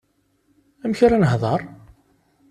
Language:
Kabyle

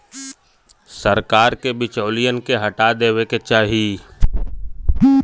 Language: Bhojpuri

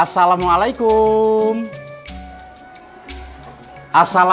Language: Indonesian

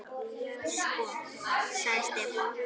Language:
Icelandic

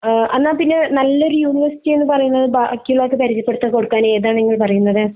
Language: Malayalam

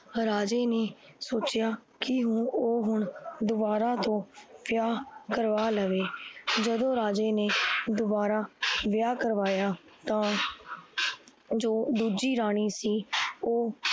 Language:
Punjabi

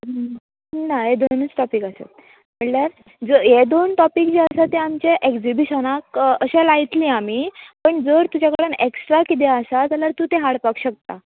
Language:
Konkani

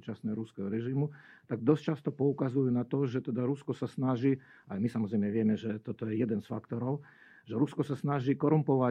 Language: Slovak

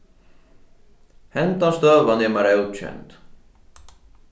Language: Faroese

